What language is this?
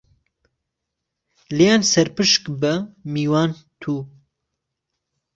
Central Kurdish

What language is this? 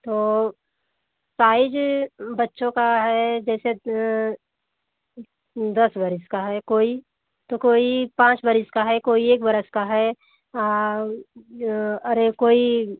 Hindi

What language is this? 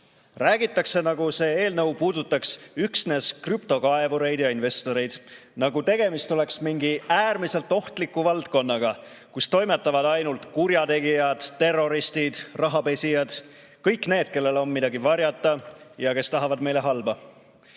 Estonian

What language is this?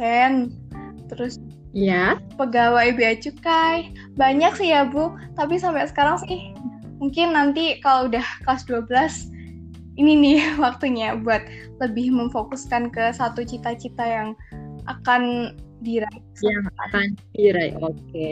Indonesian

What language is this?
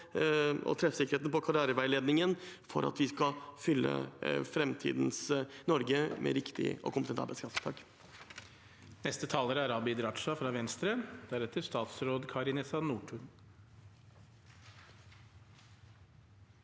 Norwegian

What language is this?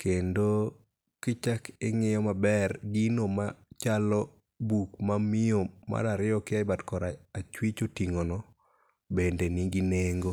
Luo (Kenya and Tanzania)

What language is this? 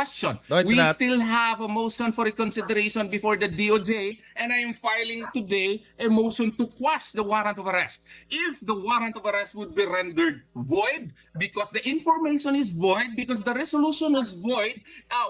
Filipino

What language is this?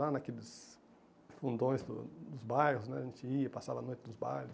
Portuguese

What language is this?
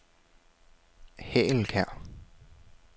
Danish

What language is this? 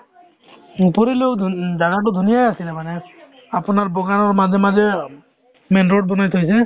Assamese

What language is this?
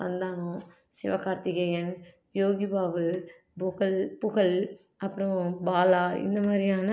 Tamil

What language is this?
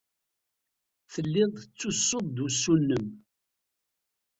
Kabyle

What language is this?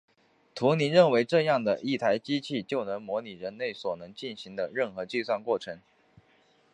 Chinese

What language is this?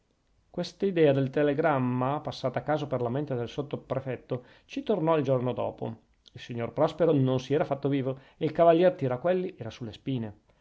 Italian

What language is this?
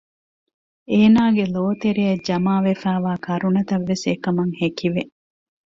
Divehi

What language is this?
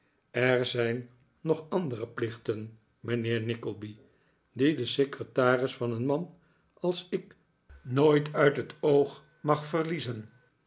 Dutch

